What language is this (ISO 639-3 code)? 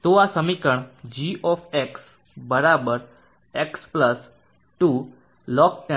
guj